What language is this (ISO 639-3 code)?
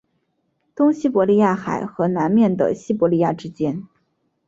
zho